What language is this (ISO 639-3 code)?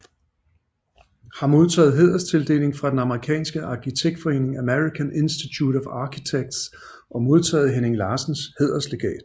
dan